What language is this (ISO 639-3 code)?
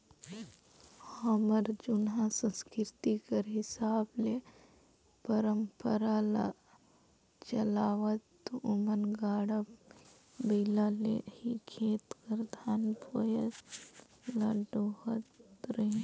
hne